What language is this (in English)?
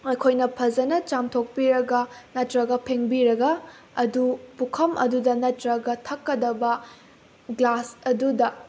Manipuri